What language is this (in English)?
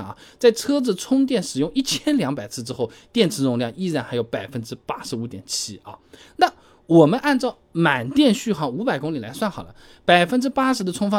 Chinese